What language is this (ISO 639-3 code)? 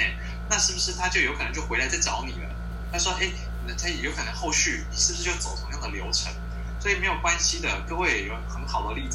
zho